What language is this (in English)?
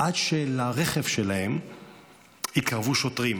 Hebrew